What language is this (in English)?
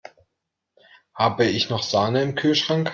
German